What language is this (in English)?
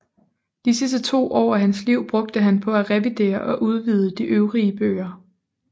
Danish